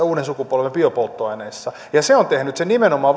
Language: Finnish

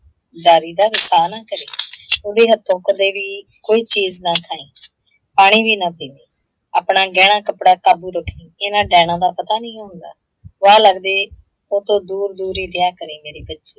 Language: Punjabi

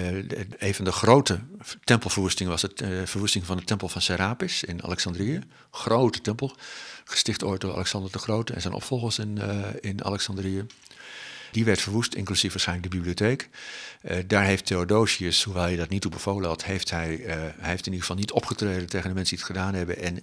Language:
Dutch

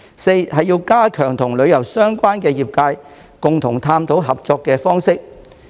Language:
Cantonese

